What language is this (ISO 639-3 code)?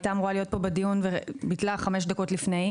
heb